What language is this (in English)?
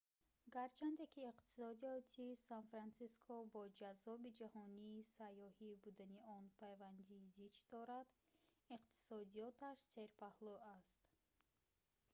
Tajik